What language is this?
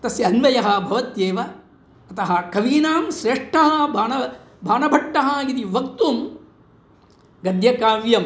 Sanskrit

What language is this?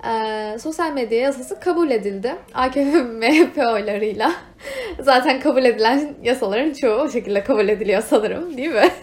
Turkish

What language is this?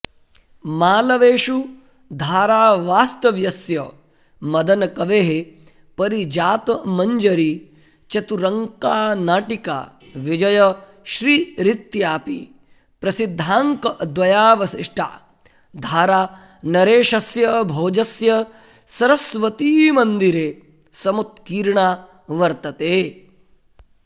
Sanskrit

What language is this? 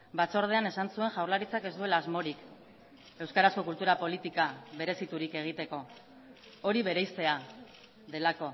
Basque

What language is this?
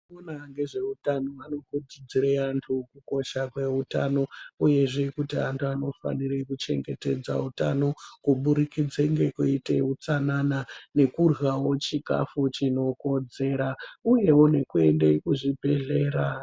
Ndau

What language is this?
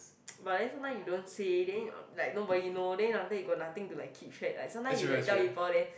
English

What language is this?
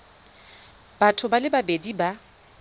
Tswana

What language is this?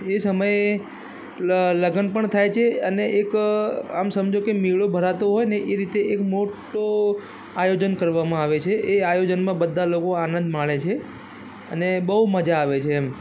Gujarati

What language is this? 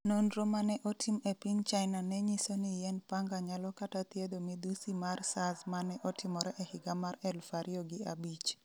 Luo (Kenya and Tanzania)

